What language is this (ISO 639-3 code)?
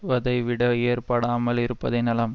tam